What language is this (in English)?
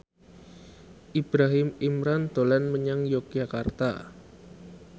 Javanese